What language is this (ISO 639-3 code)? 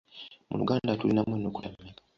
lug